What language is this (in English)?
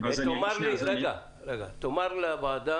Hebrew